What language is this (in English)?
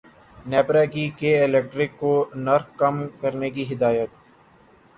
Urdu